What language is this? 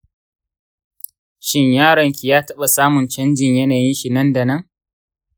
Hausa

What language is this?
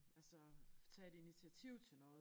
Danish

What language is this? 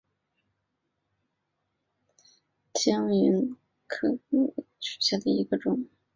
Chinese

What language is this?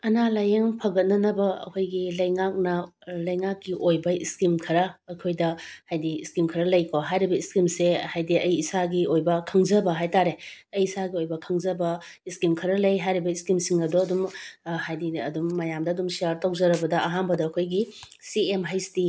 Manipuri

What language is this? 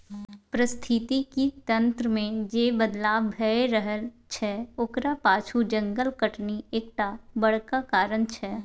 Maithili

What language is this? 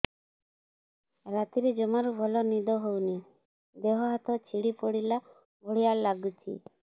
Odia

